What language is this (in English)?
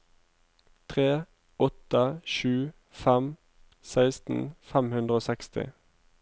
Norwegian